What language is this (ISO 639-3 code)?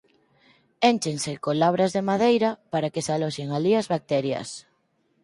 glg